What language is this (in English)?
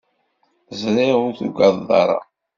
Kabyle